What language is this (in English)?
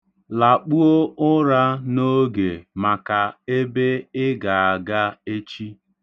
Igbo